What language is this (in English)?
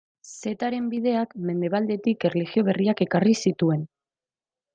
Basque